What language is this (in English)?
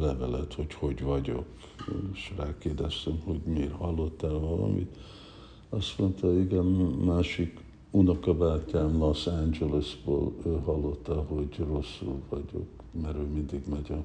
Hungarian